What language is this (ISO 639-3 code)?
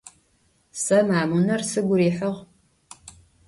ady